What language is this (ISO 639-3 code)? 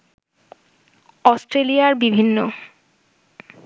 ben